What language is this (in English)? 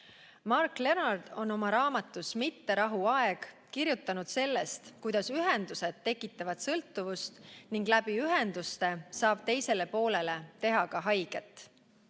Estonian